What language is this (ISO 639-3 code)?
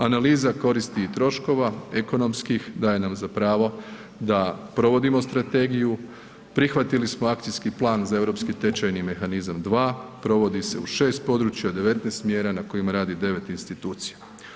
hrv